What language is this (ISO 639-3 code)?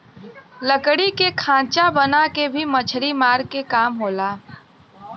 bho